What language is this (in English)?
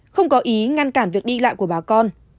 Vietnamese